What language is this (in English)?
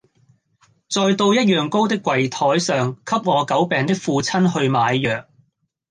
Cantonese